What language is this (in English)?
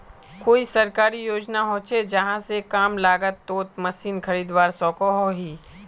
Magahi